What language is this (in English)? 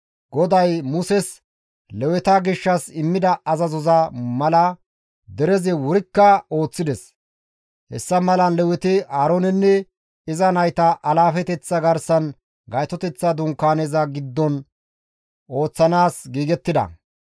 Gamo